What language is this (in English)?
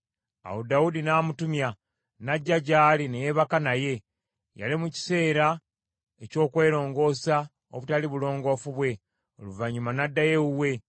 Ganda